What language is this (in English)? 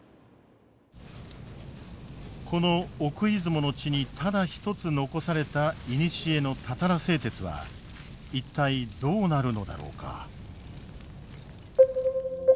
Japanese